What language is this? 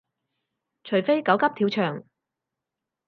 Cantonese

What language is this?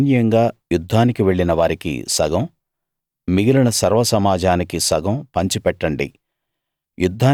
Telugu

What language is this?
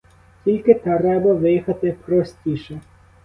Ukrainian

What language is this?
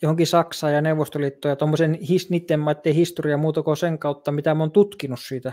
Finnish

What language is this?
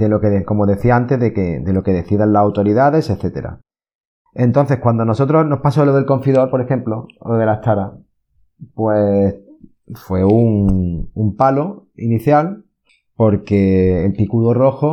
Spanish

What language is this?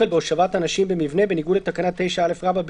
Hebrew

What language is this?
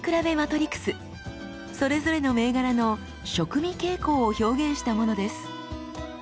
Japanese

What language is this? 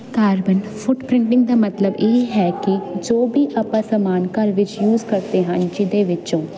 Punjabi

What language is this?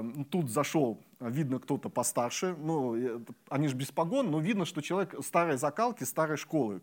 Russian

